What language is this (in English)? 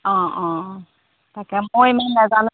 Assamese